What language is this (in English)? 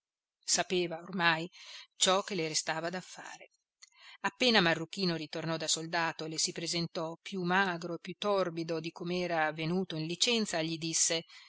Italian